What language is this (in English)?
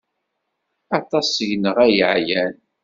Kabyle